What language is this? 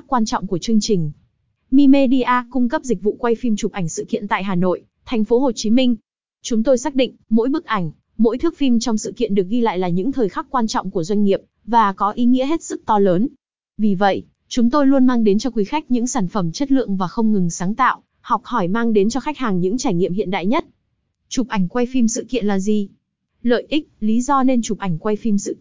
Vietnamese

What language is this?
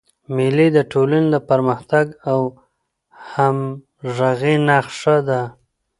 Pashto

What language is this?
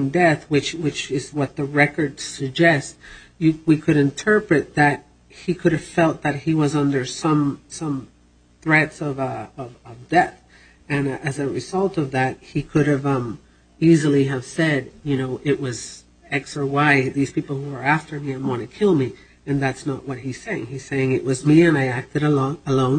English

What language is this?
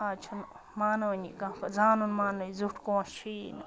Kashmiri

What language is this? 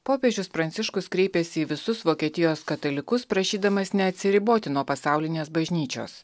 Lithuanian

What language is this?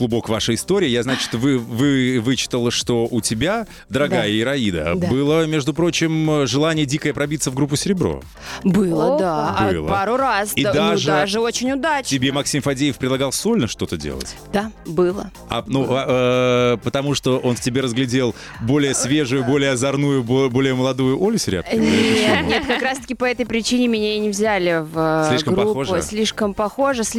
Russian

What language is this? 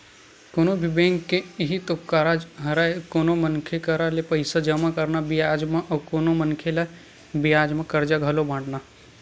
Chhattisgarhi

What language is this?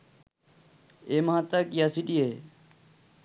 Sinhala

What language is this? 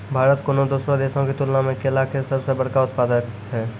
Maithili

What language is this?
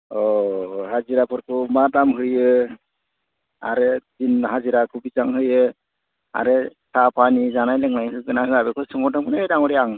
Bodo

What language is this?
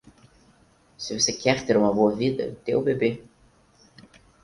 Portuguese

